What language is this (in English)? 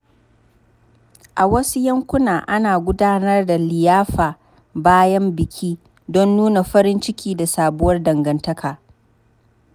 Hausa